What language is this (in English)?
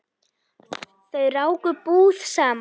Icelandic